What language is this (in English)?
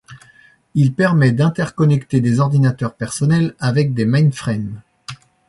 French